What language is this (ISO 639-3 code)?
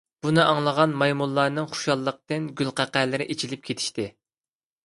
uig